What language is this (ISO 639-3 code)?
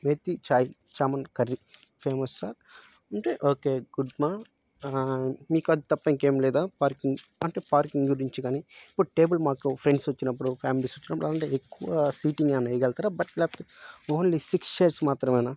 tel